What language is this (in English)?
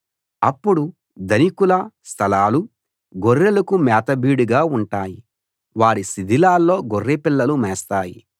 Telugu